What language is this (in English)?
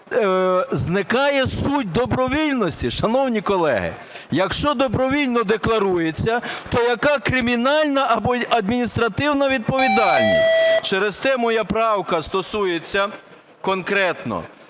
Ukrainian